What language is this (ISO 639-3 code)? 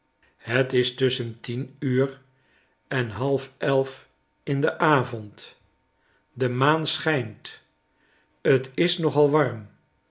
nld